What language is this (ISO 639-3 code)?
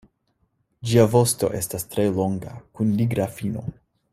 epo